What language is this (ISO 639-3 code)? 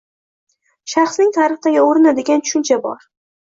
uzb